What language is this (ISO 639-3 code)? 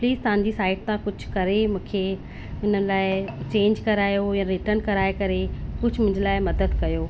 snd